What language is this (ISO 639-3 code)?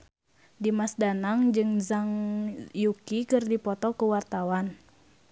sun